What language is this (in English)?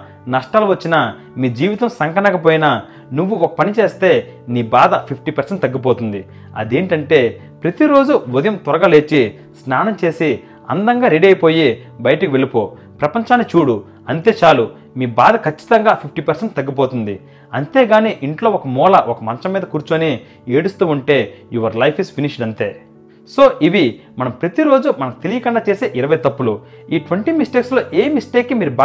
Telugu